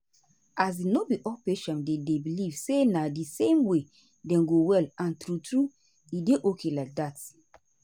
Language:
Nigerian Pidgin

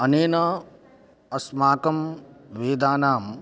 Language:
Sanskrit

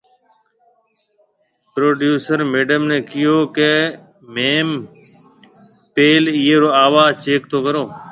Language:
Marwari (Pakistan)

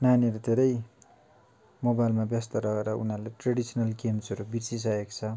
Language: Nepali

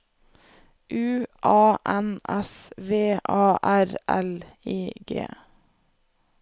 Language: Norwegian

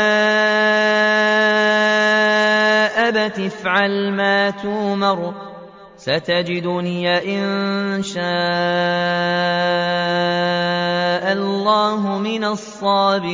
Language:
Arabic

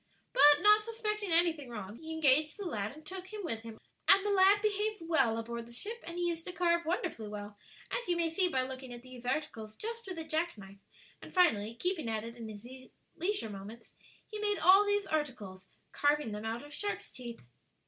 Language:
English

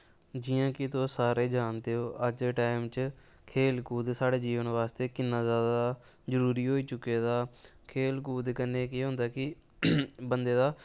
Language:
Dogri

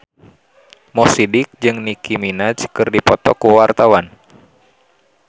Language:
Sundanese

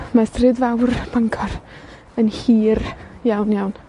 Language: Welsh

